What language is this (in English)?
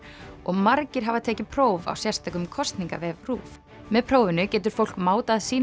Icelandic